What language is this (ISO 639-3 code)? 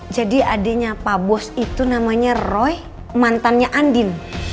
ind